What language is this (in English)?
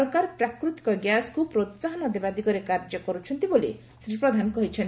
Odia